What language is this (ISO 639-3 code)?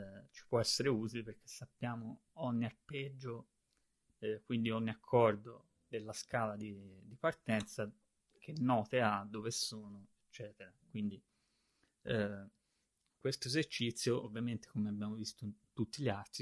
ita